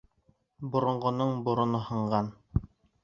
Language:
Bashkir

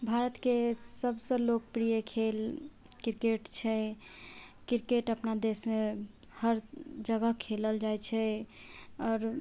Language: Maithili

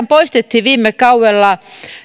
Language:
Finnish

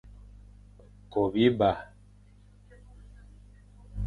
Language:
Fang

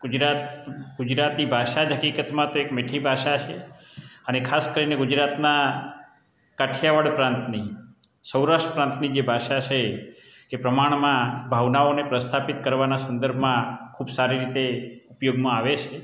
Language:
Gujarati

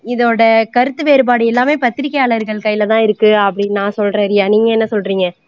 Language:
Tamil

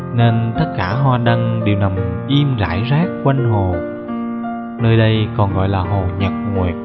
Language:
Vietnamese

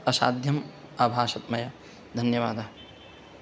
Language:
Sanskrit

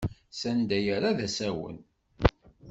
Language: Kabyle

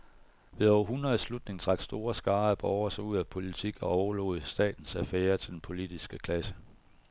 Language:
Danish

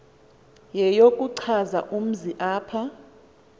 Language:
Xhosa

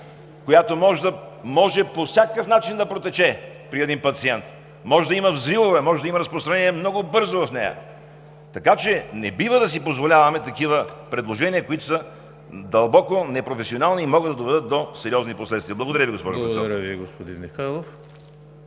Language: Bulgarian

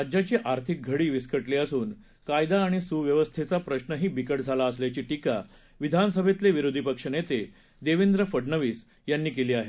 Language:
Marathi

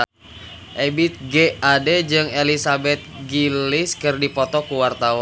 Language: Sundanese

